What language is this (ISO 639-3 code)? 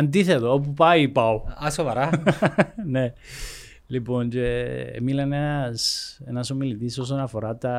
ell